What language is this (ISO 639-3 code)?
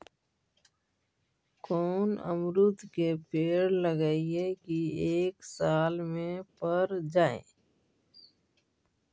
mag